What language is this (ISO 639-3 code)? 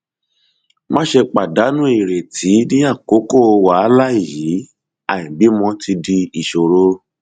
yor